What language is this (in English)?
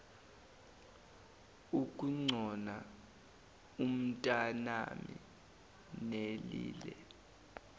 Zulu